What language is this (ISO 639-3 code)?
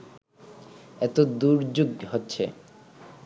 ben